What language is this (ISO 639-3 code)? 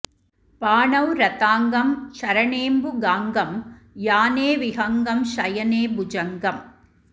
san